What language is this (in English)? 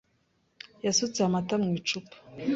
Kinyarwanda